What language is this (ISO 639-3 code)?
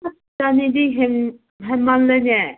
mni